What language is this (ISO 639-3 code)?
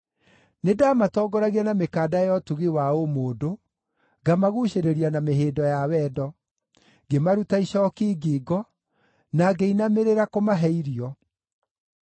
kik